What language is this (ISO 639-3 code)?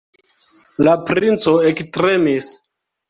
epo